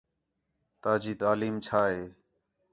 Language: Khetrani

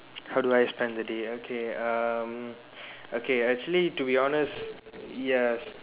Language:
English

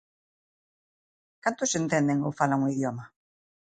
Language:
Galician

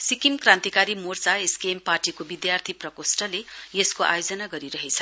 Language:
Nepali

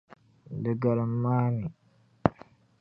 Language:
Dagbani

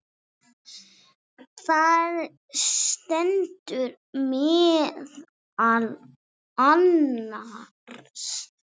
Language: Icelandic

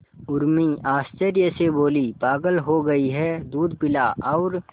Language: Hindi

